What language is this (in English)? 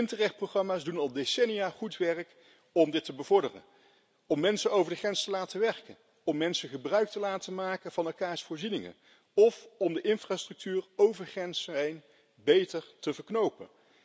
Dutch